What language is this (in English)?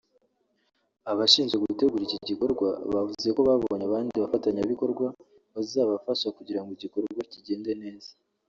Kinyarwanda